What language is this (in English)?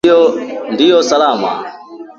Swahili